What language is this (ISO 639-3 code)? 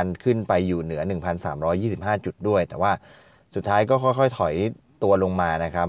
tha